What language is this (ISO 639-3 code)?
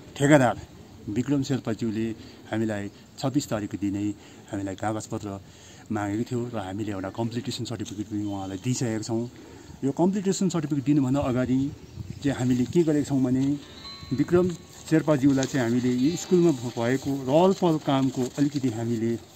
nld